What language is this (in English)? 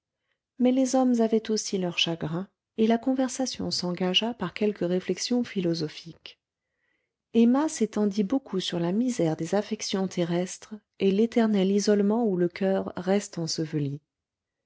French